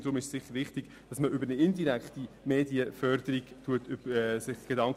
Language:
Swiss German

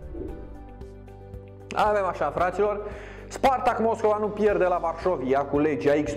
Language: Romanian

